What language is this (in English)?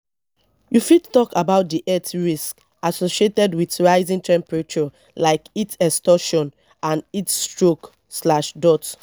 Nigerian Pidgin